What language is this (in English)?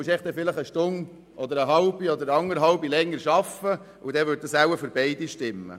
Swiss German